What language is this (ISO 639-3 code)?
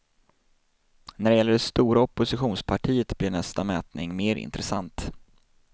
swe